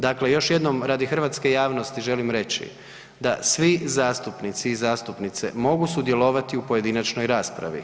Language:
Croatian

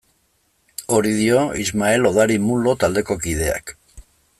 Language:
Basque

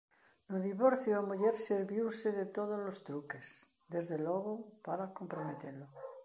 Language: Galician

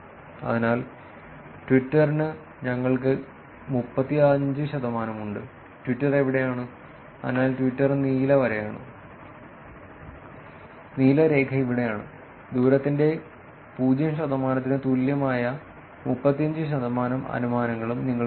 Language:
Malayalam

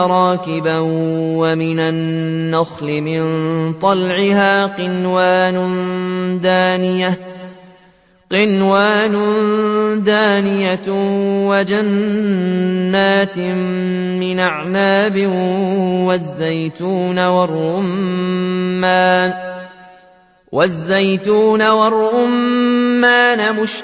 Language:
Arabic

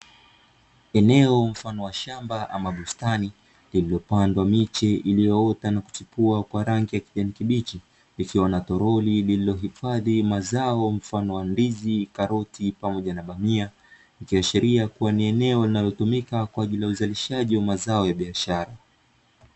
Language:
Swahili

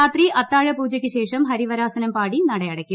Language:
Malayalam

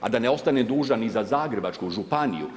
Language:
Croatian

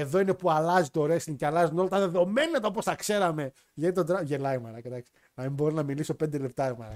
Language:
Greek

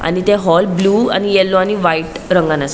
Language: Konkani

